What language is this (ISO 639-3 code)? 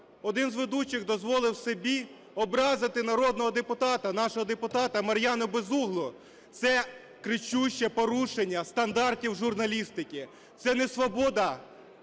ukr